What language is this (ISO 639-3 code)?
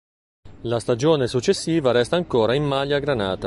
ita